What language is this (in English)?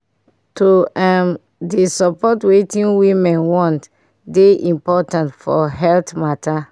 Nigerian Pidgin